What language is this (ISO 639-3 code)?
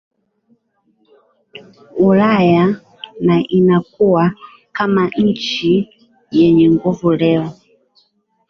swa